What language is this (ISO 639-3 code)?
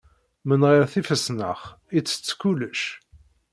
kab